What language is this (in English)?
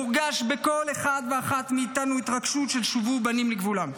Hebrew